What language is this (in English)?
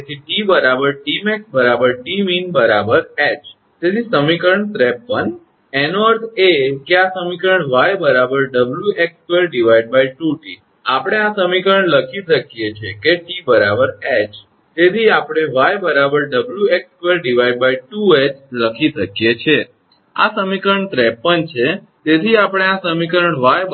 Gujarati